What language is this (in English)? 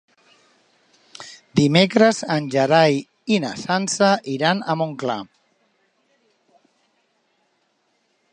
Catalan